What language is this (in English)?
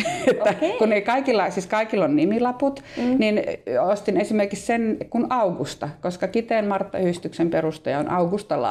Finnish